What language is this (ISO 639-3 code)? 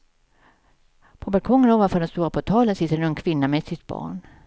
swe